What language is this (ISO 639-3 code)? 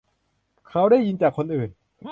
tha